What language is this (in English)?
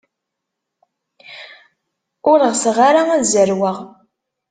Kabyle